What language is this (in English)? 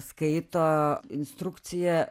Lithuanian